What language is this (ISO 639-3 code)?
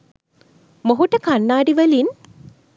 sin